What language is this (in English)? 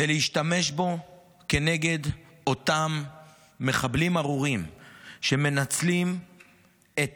Hebrew